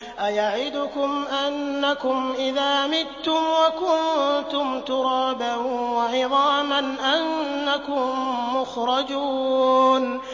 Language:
Arabic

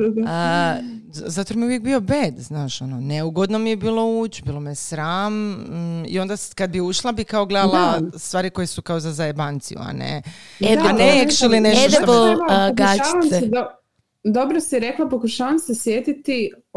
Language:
Croatian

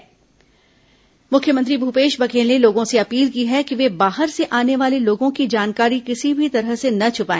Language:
Hindi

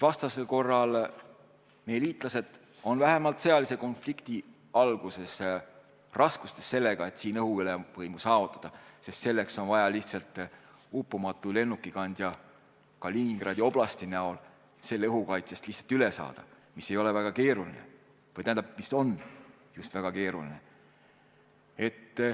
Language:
Estonian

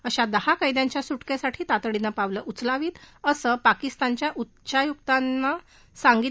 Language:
Marathi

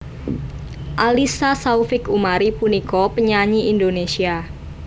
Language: Javanese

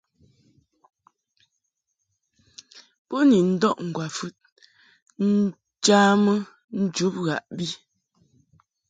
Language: Mungaka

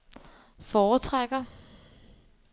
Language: Danish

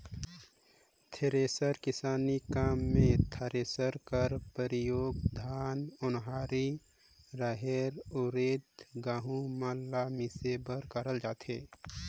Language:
Chhattisgarhi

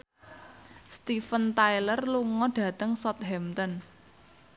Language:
Javanese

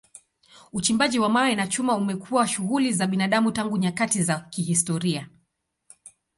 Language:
Swahili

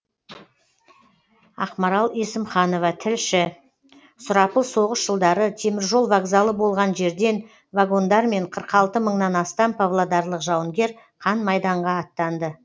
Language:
Kazakh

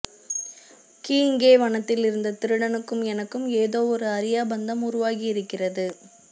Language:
Tamil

